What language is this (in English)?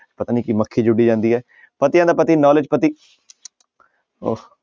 Punjabi